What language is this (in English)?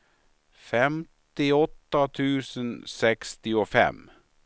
Swedish